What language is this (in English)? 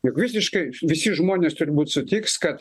Lithuanian